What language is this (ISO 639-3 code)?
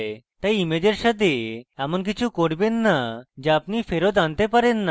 ben